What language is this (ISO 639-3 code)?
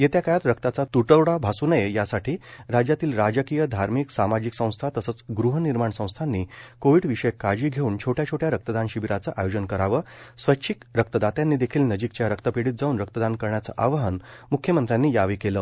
mar